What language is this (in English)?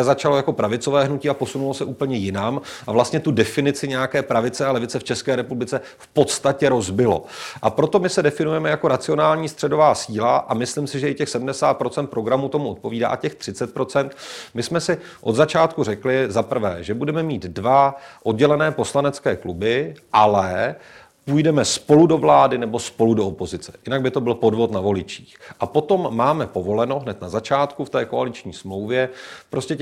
Czech